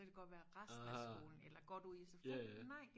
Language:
Danish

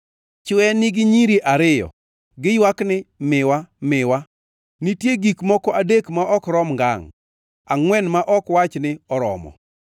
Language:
Luo (Kenya and Tanzania)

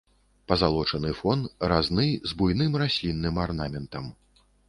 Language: Belarusian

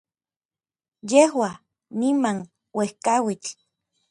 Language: Orizaba Nahuatl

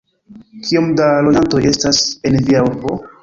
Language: Esperanto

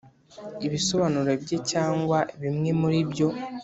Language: Kinyarwanda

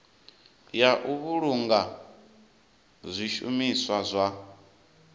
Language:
Venda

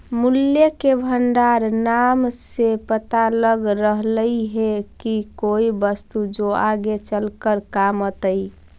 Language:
Magahi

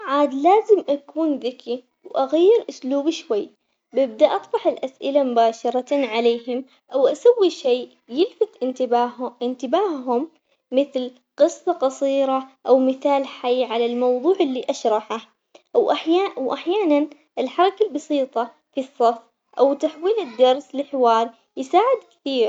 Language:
Omani Arabic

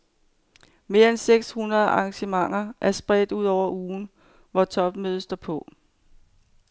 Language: Danish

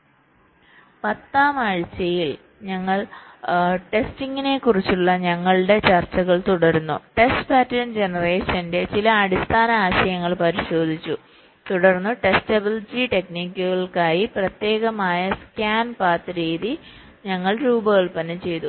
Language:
Malayalam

